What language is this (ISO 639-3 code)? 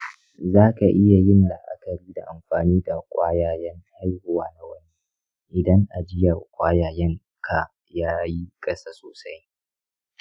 hau